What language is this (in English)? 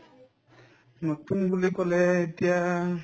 Assamese